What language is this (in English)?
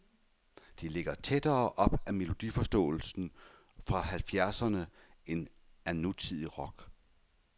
Danish